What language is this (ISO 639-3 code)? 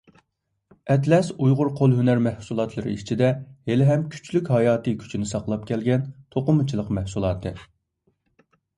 uig